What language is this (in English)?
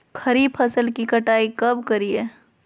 Magahi